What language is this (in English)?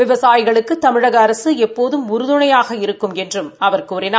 Tamil